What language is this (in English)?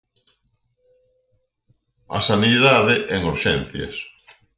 Galician